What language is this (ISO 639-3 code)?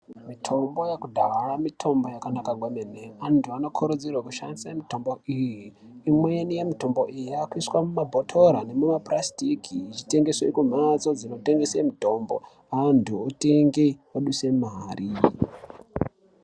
ndc